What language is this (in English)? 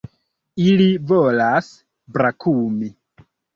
Esperanto